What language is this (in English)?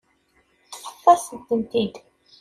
Kabyle